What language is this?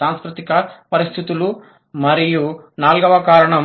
Telugu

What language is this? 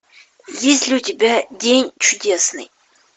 Russian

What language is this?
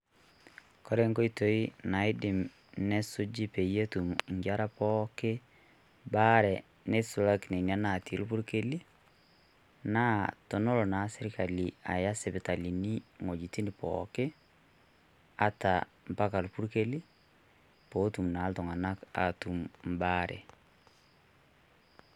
Masai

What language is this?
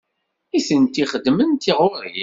Kabyle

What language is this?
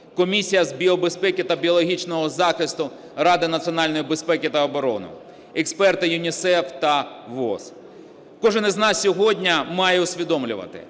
Ukrainian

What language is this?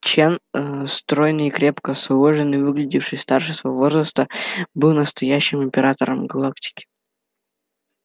Russian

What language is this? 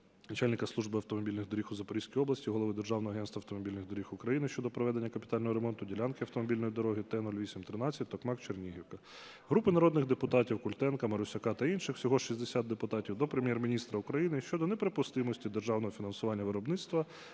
Ukrainian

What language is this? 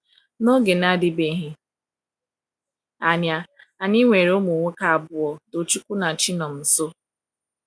Igbo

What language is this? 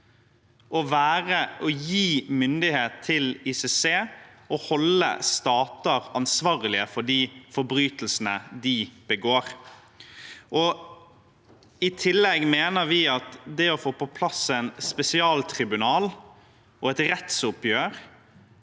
Norwegian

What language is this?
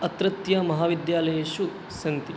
Sanskrit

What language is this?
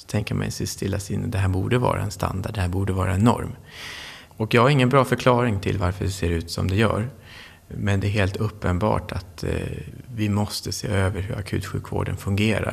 Swedish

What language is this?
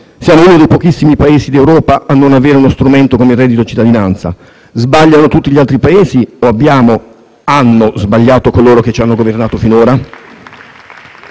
Italian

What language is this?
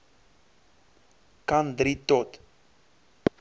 Afrikaans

